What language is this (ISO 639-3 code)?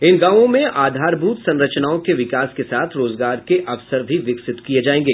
hin